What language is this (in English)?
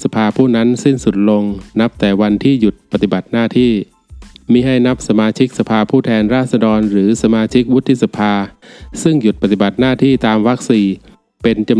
Thai